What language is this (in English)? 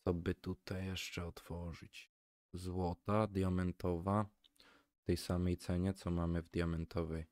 Polish